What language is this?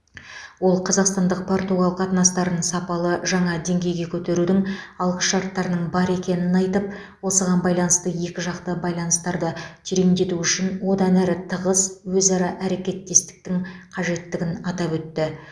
Kazakh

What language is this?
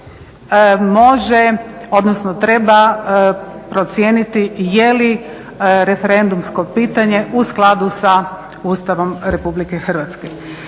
Croatian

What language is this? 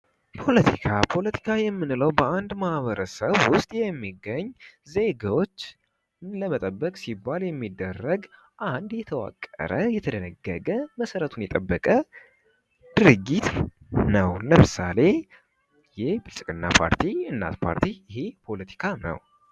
Amharic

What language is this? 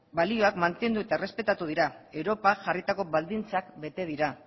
Basque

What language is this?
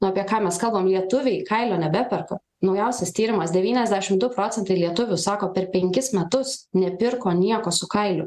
Lithuanian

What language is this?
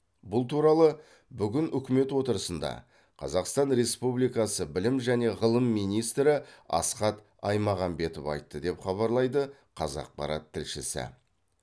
Kazakh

